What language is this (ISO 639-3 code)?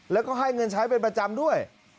tha